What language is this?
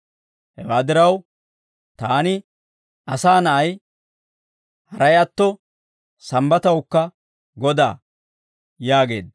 Dawro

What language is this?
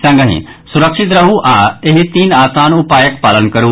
Maithili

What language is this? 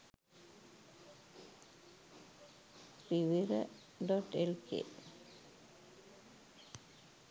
Sinhala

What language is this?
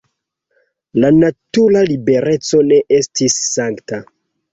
Esperanto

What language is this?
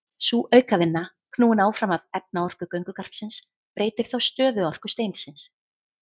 Icelandic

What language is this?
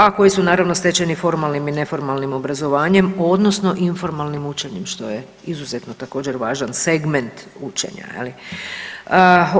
Croatian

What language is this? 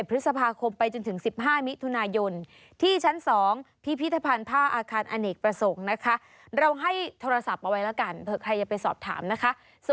Thai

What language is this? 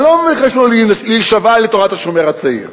Hebrew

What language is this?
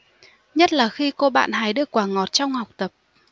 Vietnamese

